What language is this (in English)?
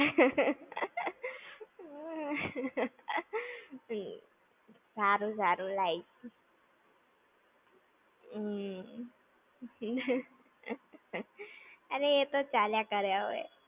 Gujarati